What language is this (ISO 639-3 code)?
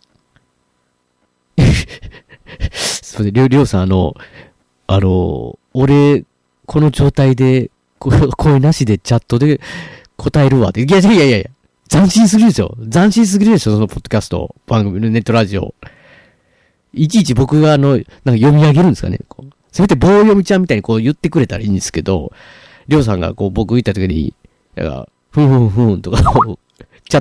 jpn